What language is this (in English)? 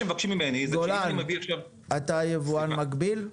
Hebrew